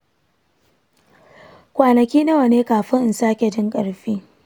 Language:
Hausa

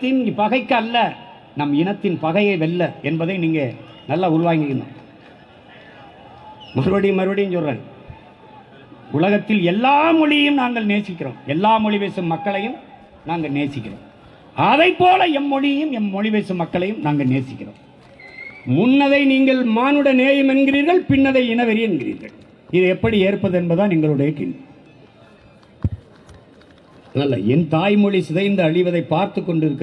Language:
Tamil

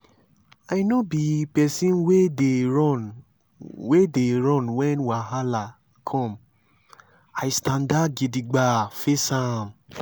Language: Nigerian Pidgin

